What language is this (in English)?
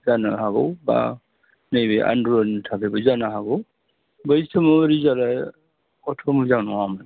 Bodo